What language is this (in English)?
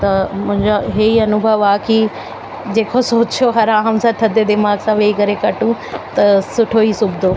Sindhi